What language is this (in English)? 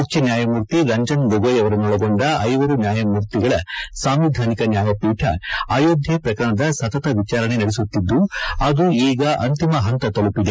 Kannada